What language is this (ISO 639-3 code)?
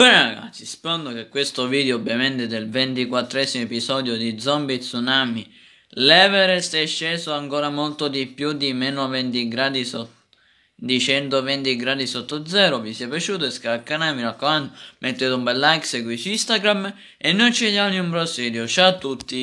ita